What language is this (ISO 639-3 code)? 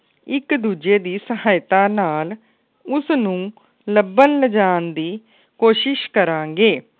pan